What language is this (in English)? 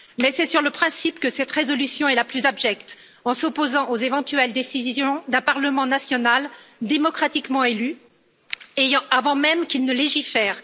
French